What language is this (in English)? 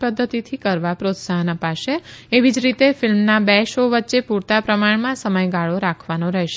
Gujarati